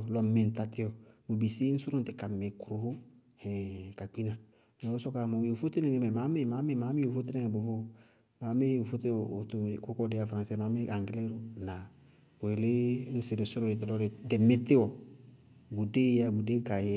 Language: Bago-Kusuntu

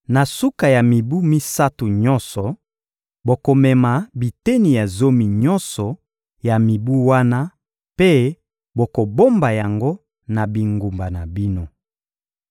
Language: Lingala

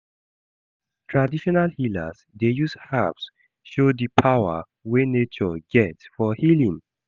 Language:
Nigerian Pidgin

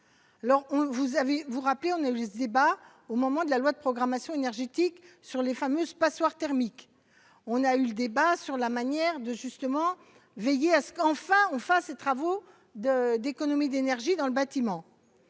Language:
French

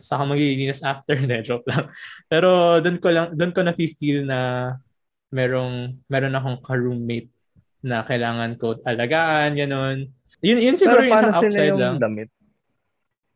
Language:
Filipino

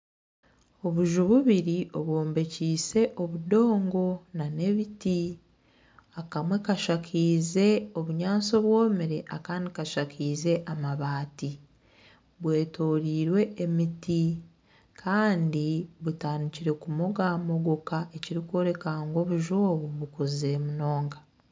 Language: Nyankole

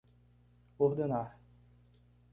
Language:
Portuguese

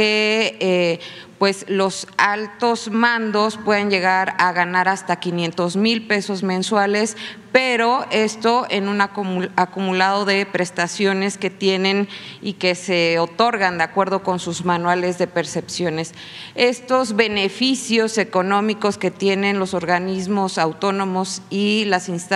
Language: Spanish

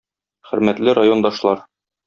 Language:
Tatar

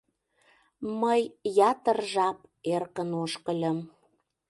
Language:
Mari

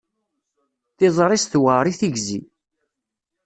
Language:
Kabyle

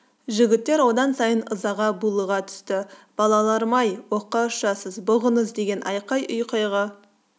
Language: Kazakh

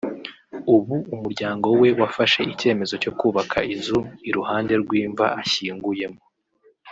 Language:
Kinyarwanda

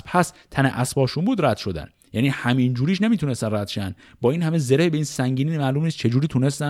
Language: Persian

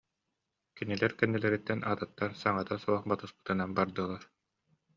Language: Yakut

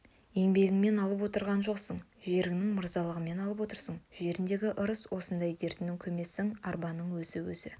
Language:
Kazakh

